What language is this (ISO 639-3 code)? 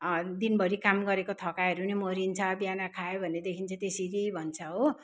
nep